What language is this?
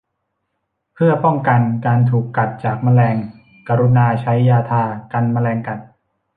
Thai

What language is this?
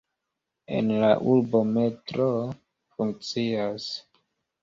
Esperanto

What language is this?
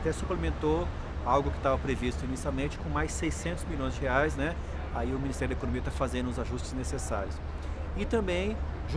Portuguese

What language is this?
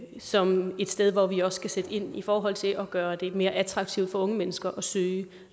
Danish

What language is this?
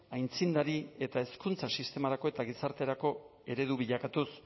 Basque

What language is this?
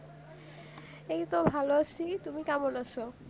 Bangla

